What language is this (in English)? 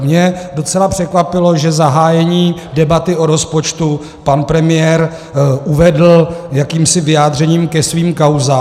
Czech